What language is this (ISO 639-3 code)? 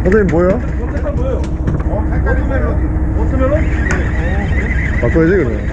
kor